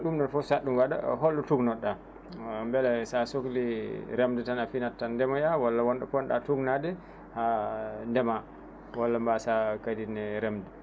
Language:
Fula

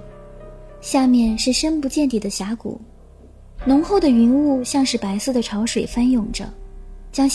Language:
Chinese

